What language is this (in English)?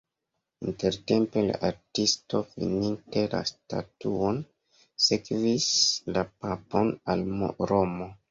Esperanto